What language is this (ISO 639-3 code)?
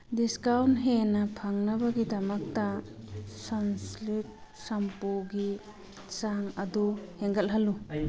mni